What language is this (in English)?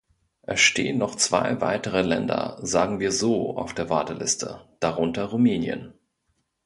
German